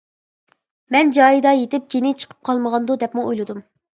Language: Uyghur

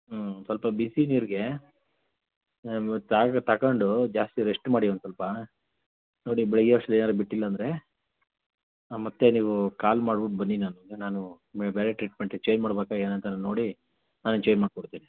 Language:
Kannada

